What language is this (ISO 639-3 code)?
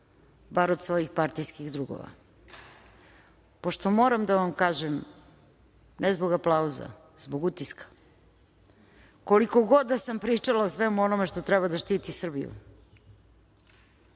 srp